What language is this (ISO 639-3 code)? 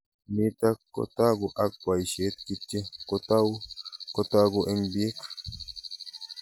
kln